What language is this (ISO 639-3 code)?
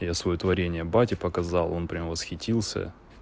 rus